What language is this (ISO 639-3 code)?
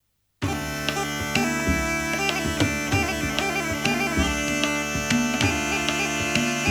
ukr